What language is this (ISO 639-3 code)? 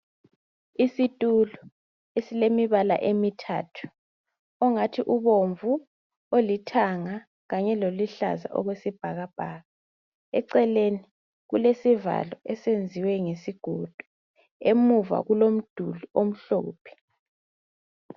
nde